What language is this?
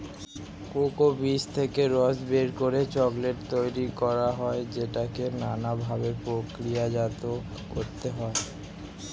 Bangla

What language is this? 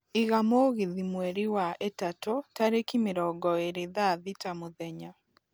Kikuyu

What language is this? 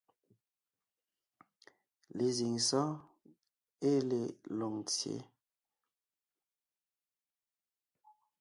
Ngiemboon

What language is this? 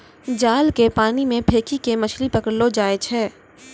Maithili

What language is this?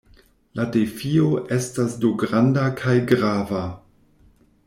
Esperanto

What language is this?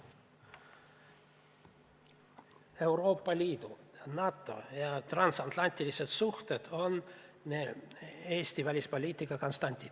Estonian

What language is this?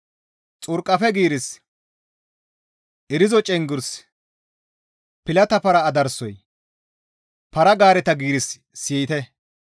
Gamo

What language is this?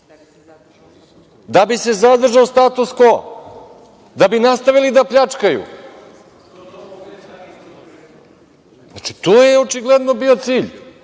Serbian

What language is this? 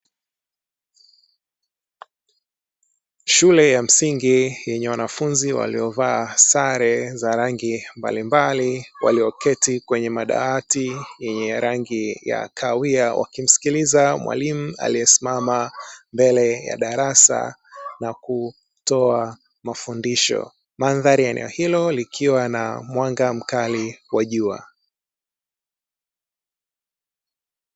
Swahili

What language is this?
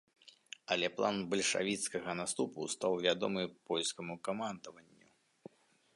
Belarusian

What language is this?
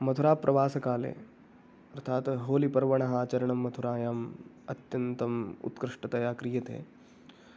Sanskrit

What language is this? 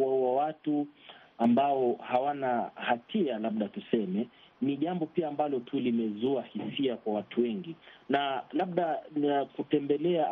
Swahili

